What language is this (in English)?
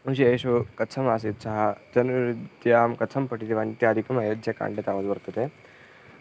Sanskrit